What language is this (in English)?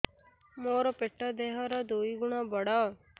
Odia